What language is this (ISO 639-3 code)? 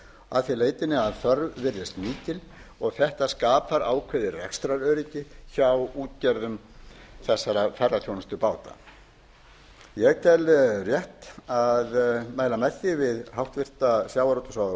isl